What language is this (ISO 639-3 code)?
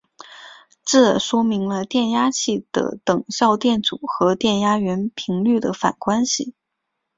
zho